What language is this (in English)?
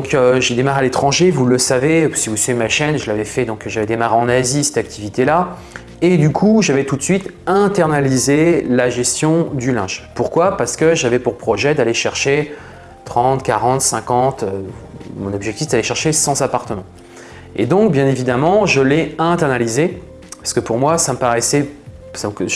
French